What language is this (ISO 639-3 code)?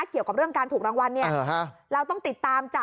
tha